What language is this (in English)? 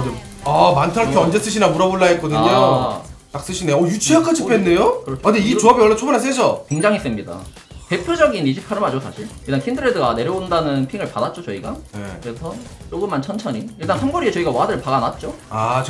Korean